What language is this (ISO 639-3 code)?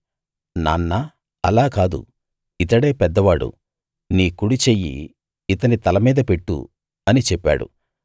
tel